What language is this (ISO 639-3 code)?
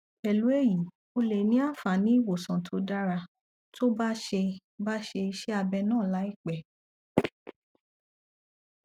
yor